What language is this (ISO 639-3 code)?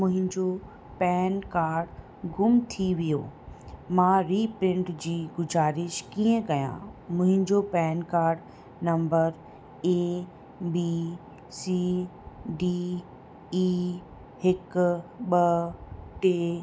snd